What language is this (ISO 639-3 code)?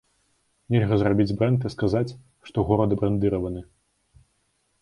bel